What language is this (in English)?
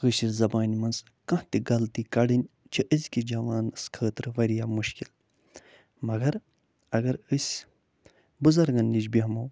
Kashmiri